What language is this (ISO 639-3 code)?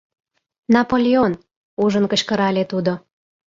chm